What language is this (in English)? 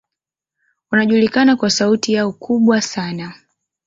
Swahili